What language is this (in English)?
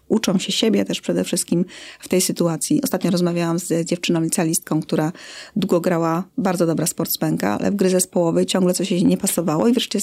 Polish